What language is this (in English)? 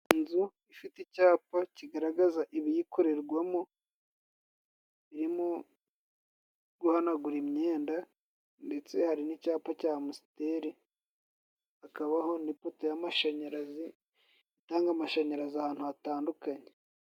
Kinyarwanda